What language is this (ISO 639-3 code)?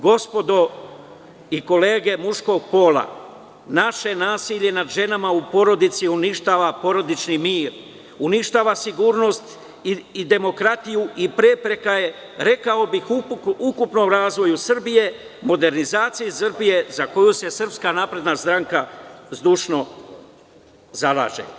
srp